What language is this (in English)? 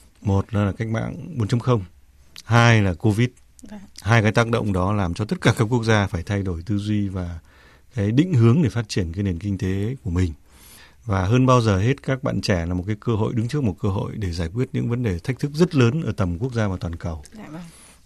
Vietnamese